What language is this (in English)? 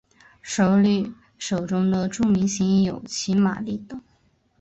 Chinese